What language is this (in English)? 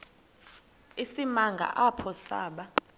Xhosa